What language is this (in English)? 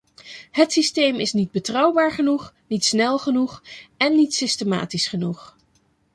Dutch